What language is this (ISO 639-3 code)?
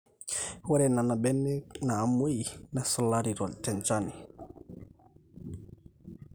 mas